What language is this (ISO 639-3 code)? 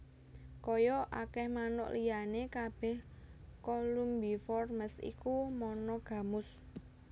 jav